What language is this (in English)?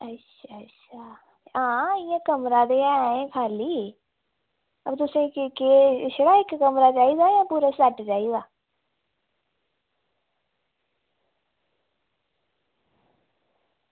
Dogri